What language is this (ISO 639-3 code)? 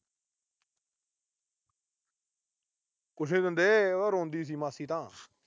pan